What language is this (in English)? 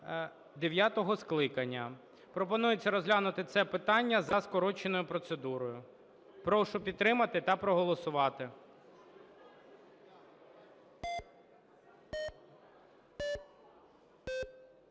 Ukrainian